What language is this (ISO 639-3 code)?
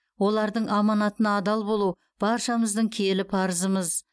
kaz